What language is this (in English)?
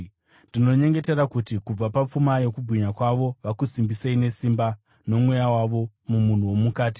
Shona